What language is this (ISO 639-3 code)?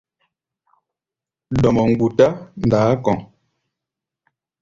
gba